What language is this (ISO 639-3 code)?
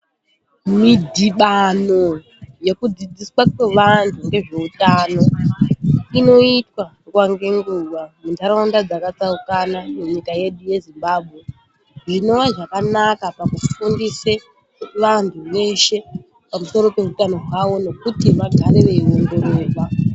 ndc